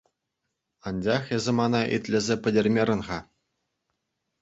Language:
Chuvash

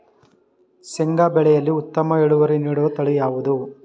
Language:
Kannada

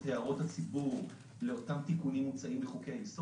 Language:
Hebrew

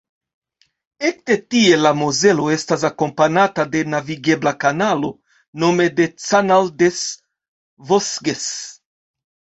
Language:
Esperanto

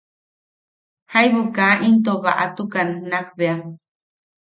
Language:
Yaqui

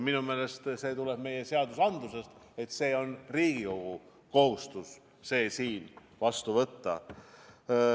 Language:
Estonian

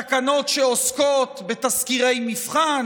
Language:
Hebrew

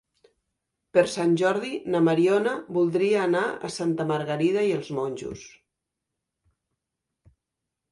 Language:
Catalan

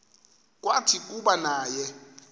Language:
Xhosa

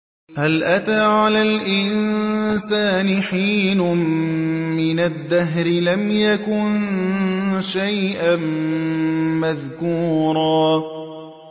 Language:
Arabic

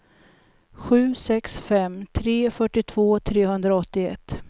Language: Swedish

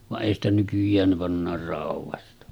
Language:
Finnish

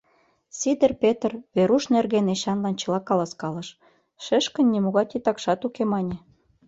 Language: Mari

